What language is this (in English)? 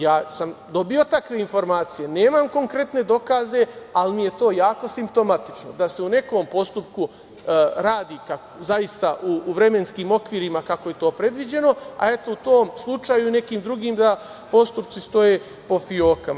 Serbian